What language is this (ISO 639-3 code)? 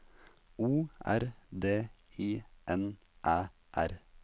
nor